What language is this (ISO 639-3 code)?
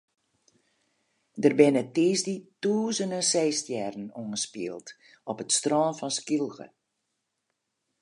fry